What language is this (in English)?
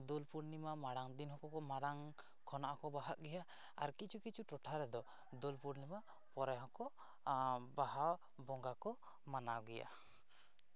Santali